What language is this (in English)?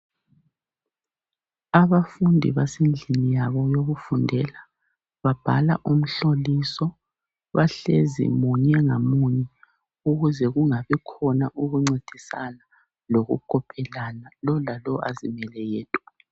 North Ndebele